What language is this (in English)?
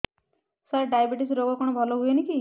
Odia